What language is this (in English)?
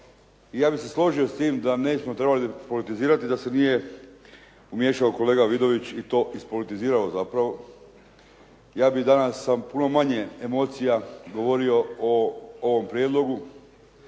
Croatian